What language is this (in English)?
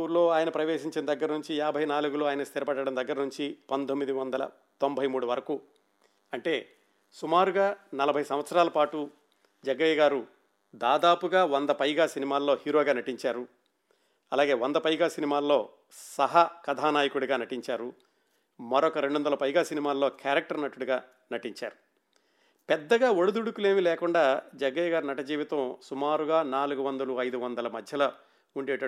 Telugu